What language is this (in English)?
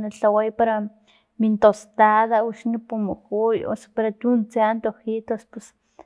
Filomena Mata-Coahuitlán Totonac